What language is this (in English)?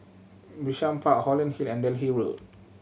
English